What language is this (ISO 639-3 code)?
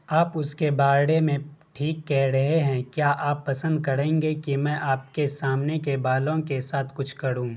urd